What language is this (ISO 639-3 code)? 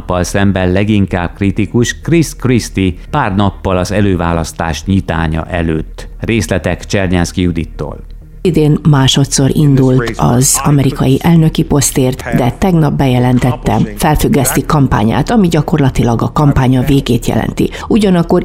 hun